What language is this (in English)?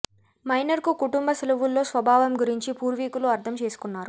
Telugu